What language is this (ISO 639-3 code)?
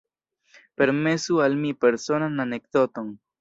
epo